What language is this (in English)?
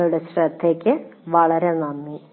Malayalam